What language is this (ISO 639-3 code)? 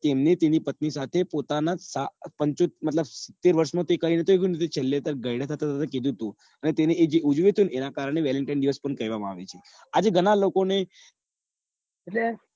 guj